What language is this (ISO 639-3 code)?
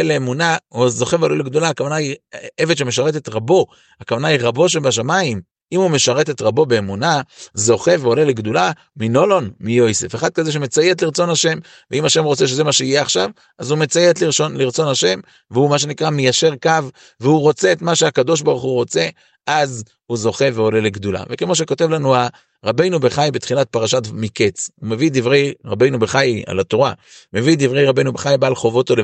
heb